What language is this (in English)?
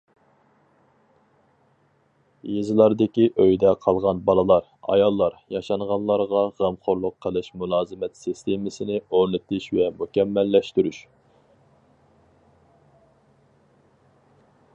Uyghur